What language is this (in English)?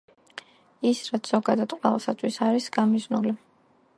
Georgian